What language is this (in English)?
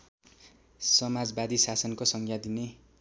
Nepali